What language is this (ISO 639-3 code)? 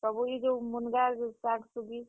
ori